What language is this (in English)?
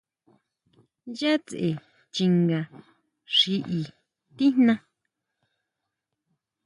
Huautla Mazatec